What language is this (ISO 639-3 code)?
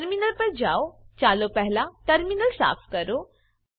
guj